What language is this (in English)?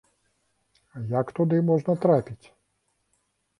Belarusian